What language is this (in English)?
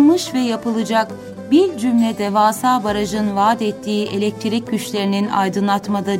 Turkish